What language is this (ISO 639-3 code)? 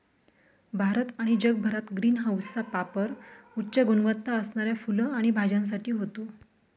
mar